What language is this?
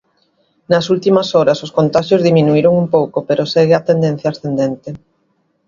Galician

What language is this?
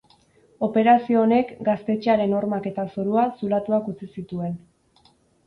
Basque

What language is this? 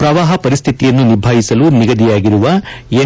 Kannada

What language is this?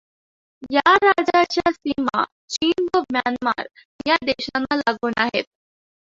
Marathi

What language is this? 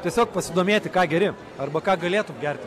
Lithuanian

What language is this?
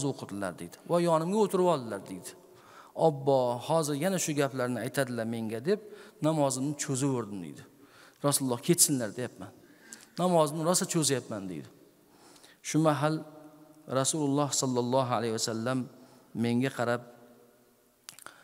Turkish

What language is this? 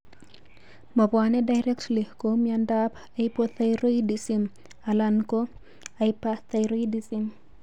Kalenjin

